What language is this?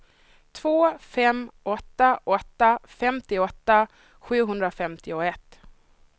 Swedish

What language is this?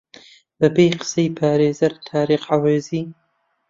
Central Kurdish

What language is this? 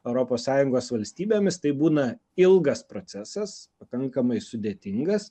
Lithuanian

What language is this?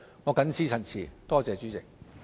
Cantonese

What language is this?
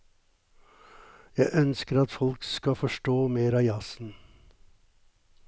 Norwegian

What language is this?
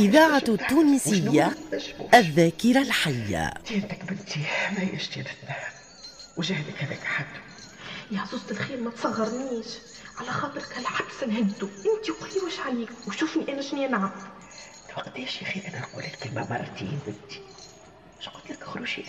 Arabic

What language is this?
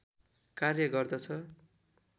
Nepali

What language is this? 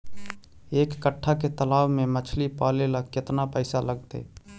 Magahi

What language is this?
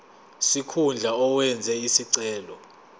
Zulu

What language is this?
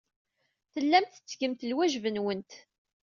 Kabyle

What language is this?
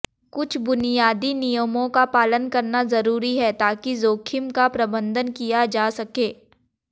Hindi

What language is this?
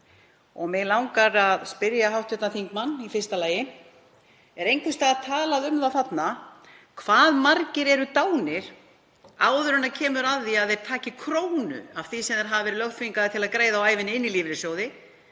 Icelandic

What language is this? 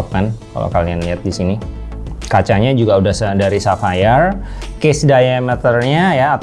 Indonesian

